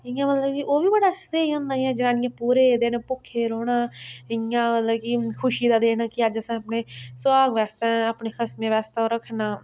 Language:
Dogri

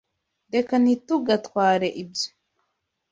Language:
Kinyarwanda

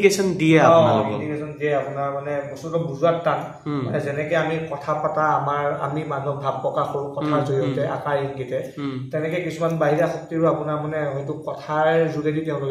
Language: Bangla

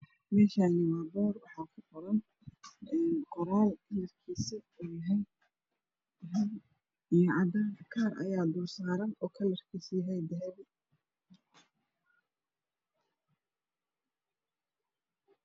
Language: Somali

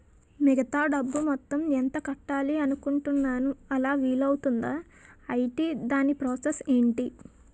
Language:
Telugu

